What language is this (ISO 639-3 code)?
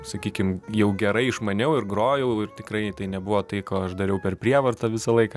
lit